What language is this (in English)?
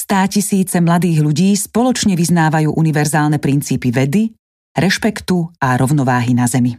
Slovak